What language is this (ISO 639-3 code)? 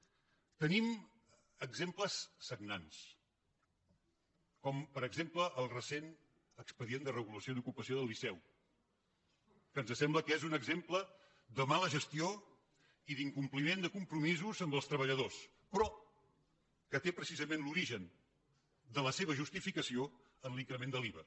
cat